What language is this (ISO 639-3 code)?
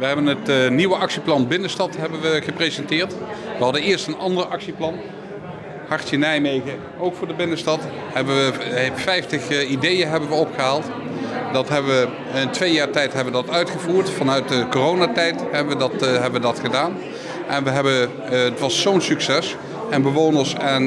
nld